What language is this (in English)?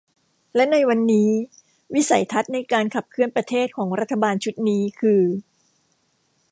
Thai